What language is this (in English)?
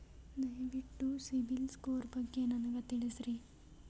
Kannada